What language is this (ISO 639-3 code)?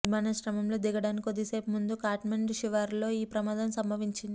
tel